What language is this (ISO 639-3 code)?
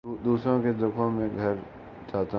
urd